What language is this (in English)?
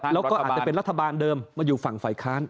Thai